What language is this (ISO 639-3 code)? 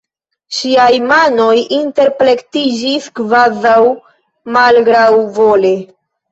epo